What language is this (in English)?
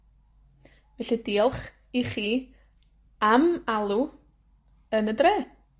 Welsh